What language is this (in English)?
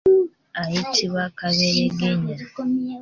Ganda